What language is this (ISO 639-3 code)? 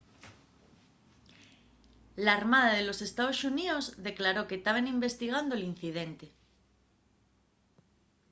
ast